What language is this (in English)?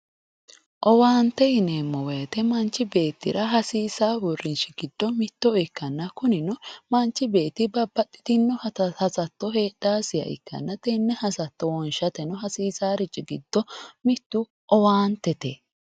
Sidamo